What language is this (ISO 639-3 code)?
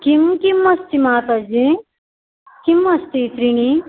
san